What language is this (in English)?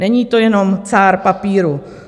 Czech